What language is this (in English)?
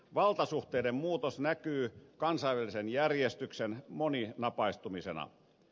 Finnish